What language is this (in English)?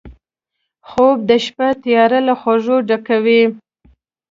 Pashto